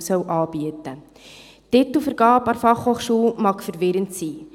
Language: Swiss German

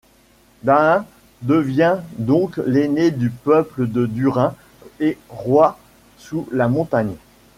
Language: French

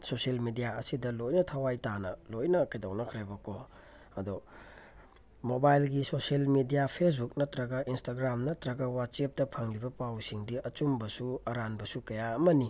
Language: Manipuri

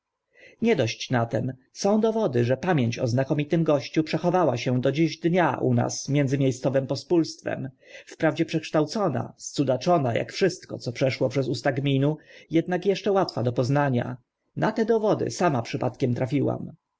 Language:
Polish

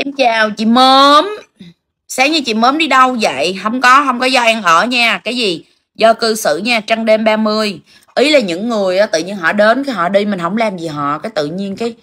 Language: Vietnamese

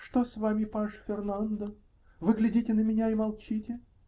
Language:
Russian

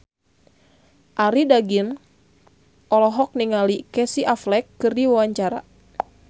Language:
Sundanese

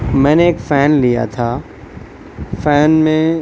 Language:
Urdu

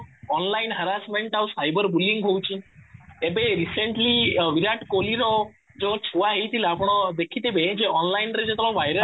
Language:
Odia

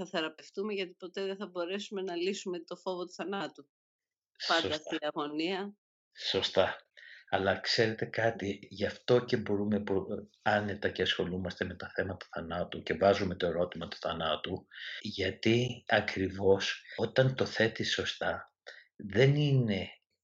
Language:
Greek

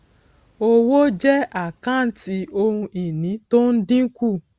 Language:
Yoruba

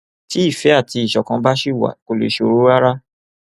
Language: Yoruba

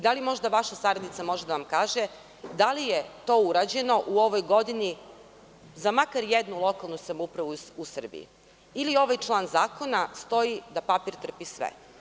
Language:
Serbian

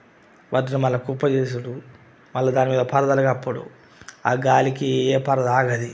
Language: Telugu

